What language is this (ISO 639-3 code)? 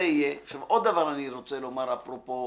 heb